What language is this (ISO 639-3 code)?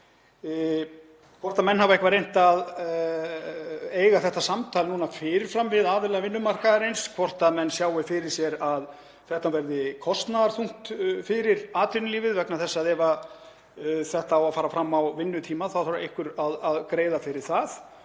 isl